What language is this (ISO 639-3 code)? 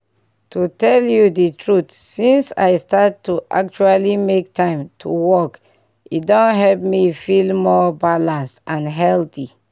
pcm